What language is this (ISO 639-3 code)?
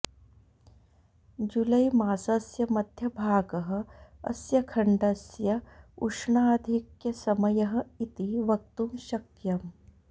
san